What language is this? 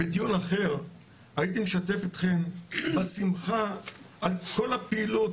Hebrew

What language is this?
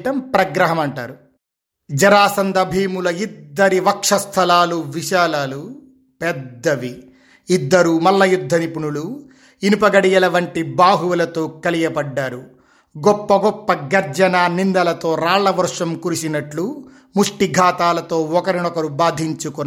Telugu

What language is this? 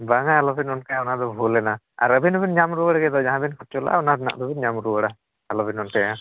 Santali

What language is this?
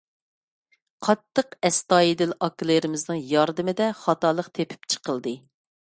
Uyghur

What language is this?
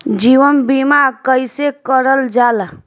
Bhojpuri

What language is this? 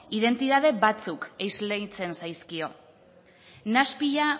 Basque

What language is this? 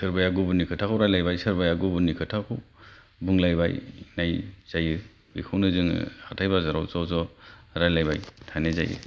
Bodo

